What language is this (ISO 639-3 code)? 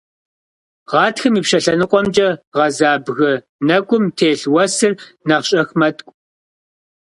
kbd